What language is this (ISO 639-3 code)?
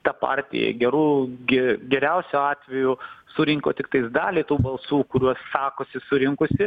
lit